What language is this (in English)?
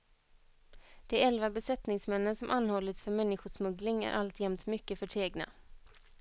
Swedish